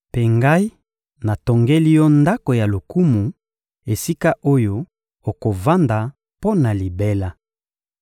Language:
Lingala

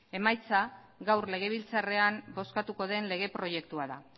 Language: Basque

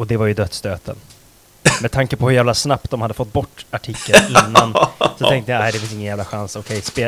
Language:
Swedish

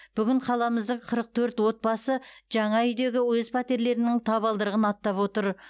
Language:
Kazakh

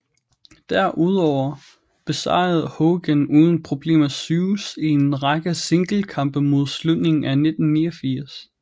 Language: Danish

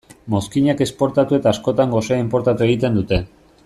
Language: Basque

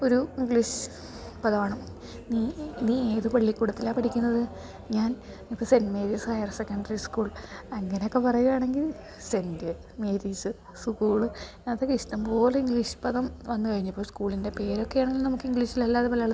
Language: Malayalam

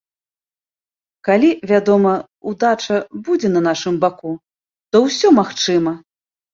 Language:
Belarusian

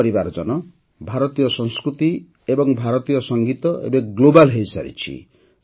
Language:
Odia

